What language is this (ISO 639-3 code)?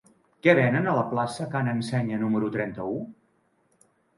cat